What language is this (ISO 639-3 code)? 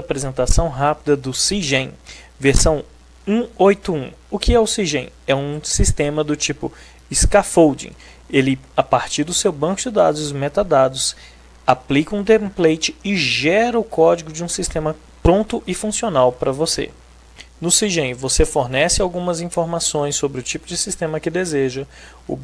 por